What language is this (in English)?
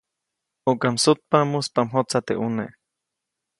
Copainalá Zoque